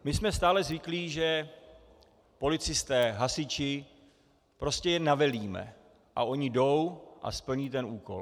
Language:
Czech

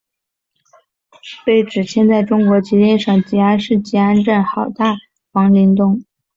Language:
Chinese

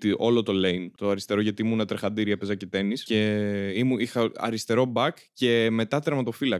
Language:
Greek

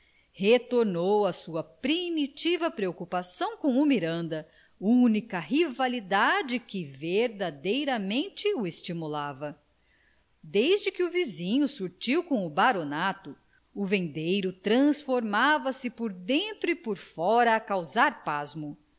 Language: Portuguese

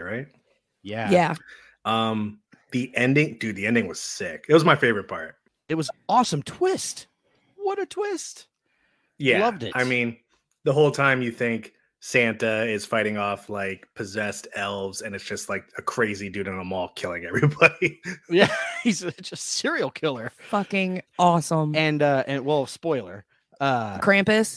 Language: English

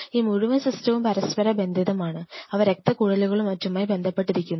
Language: Malayalam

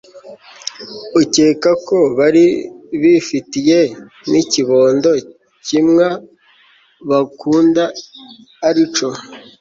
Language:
Kinyarwanda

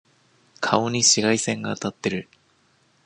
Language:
Japanese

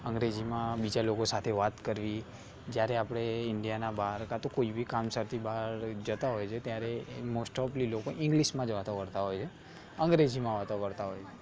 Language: Gujarati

